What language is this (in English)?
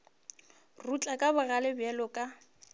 Northern Sotho